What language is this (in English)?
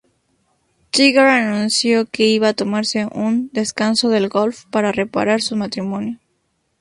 Spanish